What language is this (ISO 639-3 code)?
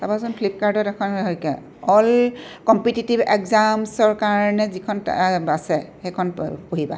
asm